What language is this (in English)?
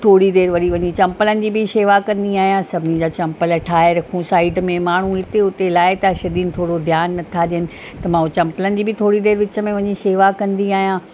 Sindhi